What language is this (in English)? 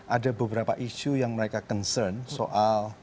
Indonesian